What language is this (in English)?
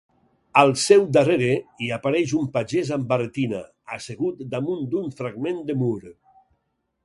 Catalan